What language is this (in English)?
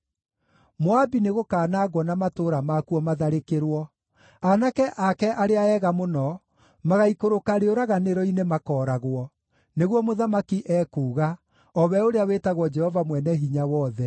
Kikuyu